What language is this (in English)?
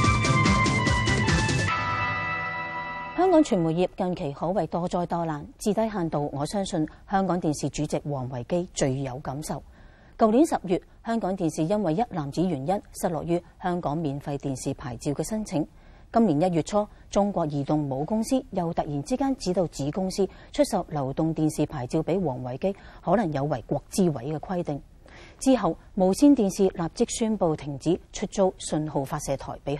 Chinese